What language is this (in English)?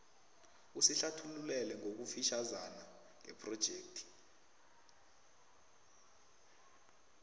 South Ndebele